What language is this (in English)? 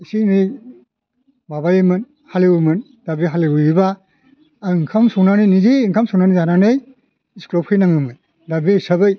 Bodo